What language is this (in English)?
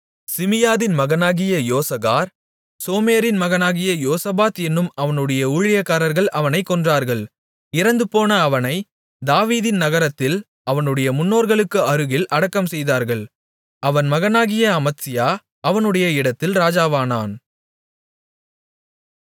Tamil